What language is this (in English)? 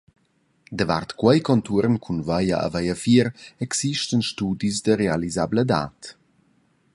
Romansh